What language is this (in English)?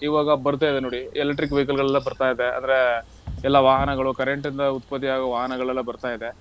Kannada